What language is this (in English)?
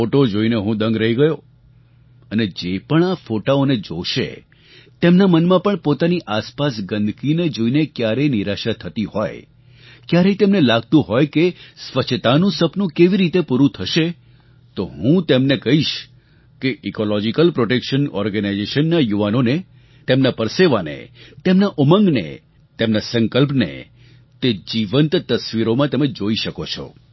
Gujarati